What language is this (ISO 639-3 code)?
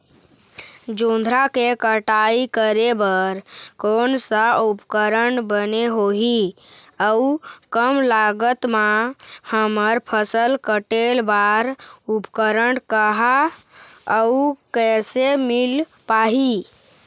hne